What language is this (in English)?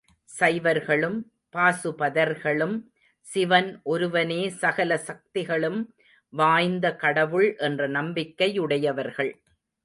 Tamil